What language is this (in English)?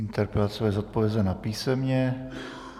Czech